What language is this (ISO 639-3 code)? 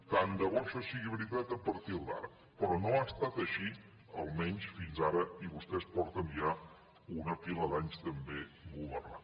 cat